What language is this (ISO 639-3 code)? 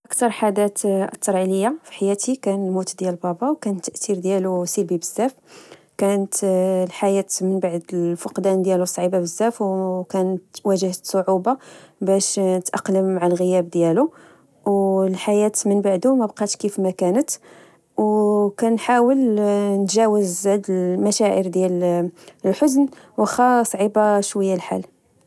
ary